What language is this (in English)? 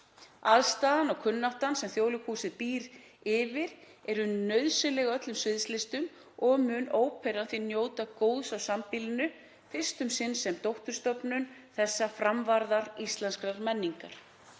Icelandic